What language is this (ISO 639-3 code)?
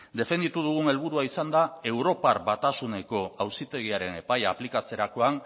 eus